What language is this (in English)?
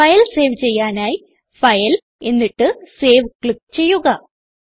Malayalam